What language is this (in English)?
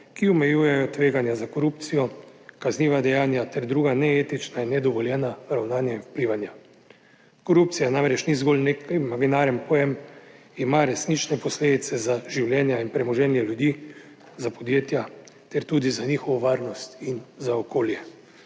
Slovenian